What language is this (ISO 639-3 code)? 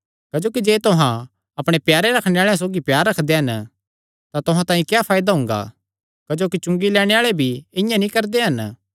xnr